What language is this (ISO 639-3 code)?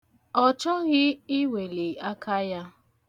ibo